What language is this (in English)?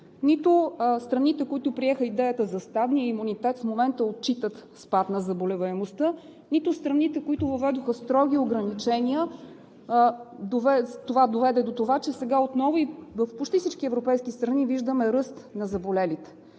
Bulgarian